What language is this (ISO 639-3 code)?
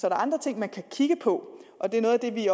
dan